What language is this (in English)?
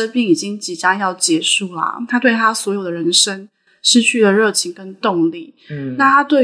Chinese